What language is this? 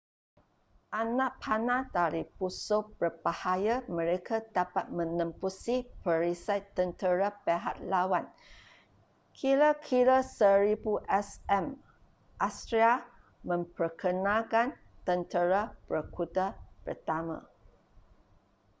Malay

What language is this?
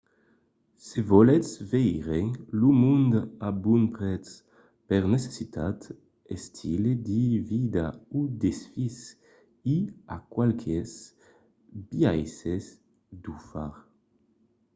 Occitan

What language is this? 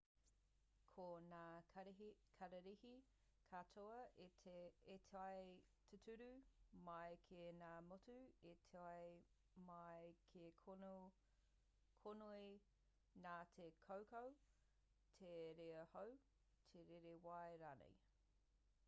Māori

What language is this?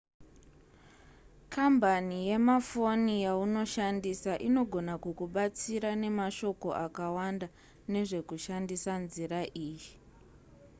Shona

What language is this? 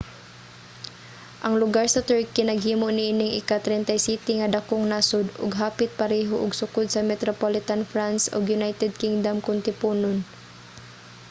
Cebuano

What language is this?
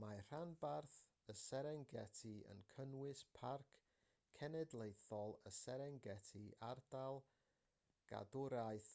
Welsh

